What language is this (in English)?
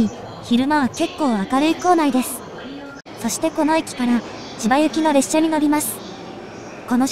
Japanese